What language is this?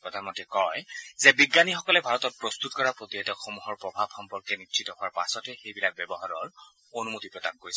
Assamese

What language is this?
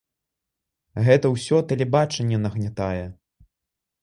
Belarusian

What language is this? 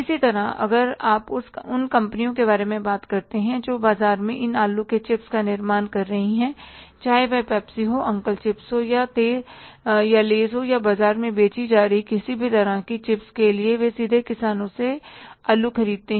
Hindi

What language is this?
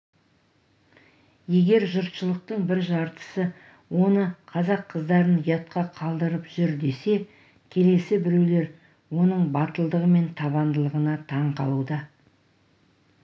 Kazakh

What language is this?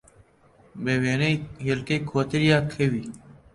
Central Kurdish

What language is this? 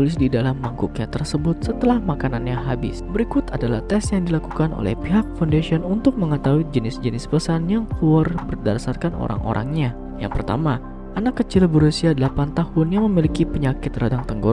Indonesian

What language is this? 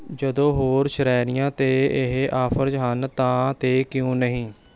Punjabi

